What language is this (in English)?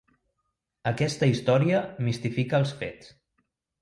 Catalan